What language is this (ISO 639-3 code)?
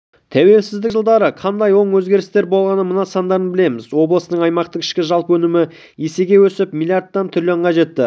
kaz